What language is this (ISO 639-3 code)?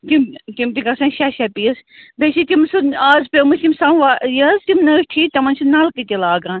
kas